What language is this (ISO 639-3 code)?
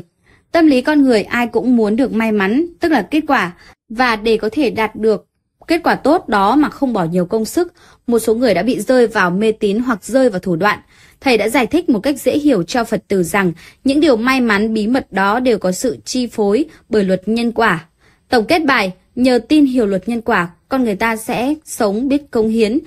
vie